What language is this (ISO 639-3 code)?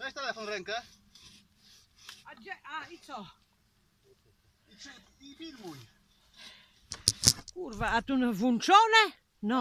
pol